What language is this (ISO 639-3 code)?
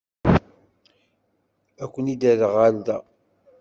kab